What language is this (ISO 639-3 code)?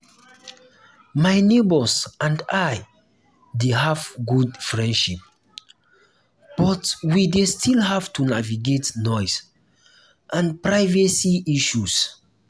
pcm